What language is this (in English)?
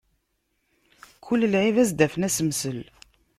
Kabyle